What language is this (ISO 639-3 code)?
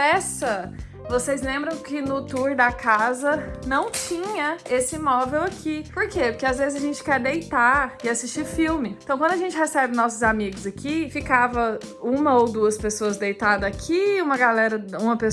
por